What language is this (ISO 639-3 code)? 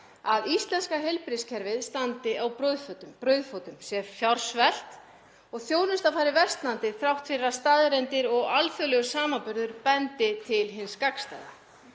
isl